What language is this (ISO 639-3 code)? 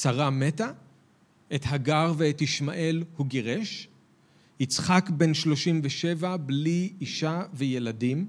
heb